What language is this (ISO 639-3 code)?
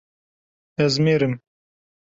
kur